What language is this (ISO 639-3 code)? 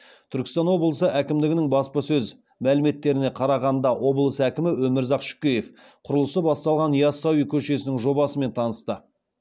kaz